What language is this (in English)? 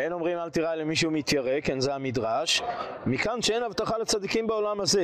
Hebrew